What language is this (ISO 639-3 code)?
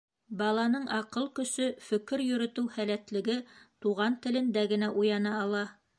bak